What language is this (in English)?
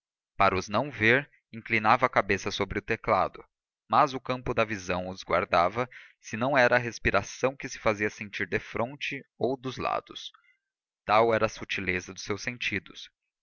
Portuguese